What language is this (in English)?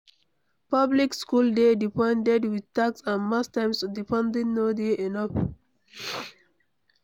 Nigerian Pidgin